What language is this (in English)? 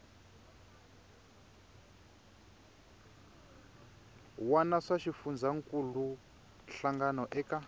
Tsonga